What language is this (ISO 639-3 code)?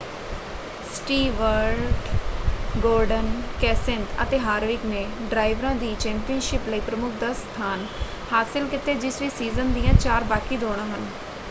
pan